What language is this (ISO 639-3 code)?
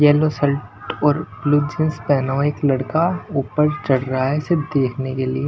hin